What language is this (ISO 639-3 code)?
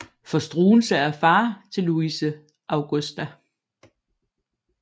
dan